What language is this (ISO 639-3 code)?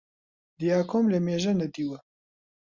ckb